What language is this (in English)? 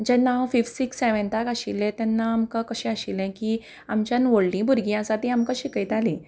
Konkani